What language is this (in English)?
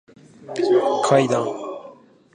Japanese